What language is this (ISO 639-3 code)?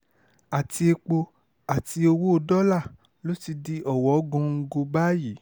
yor